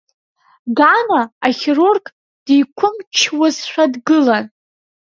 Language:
Abkhazian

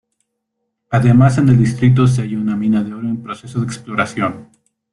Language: Spanish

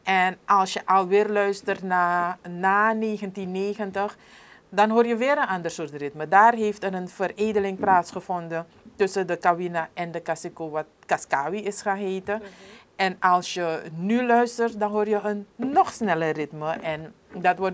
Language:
Dutch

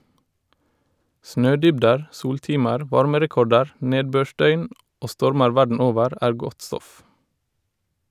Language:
Norwegian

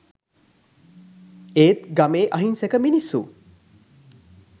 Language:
Sinhala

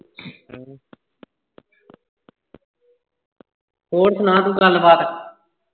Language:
Punjabi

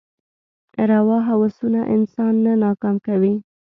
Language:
Pashto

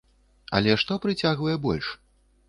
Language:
Belarusian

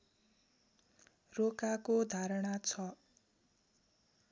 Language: Nepali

